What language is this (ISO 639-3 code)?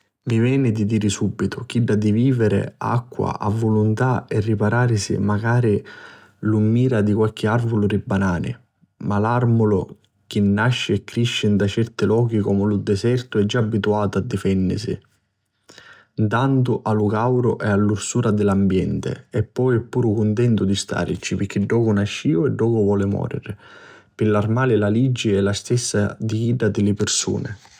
scn